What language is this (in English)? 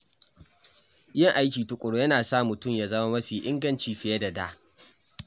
Hausa